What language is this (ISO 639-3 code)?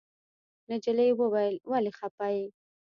pus